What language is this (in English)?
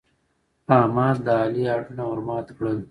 Pashto